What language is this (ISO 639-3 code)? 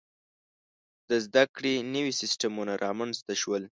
pus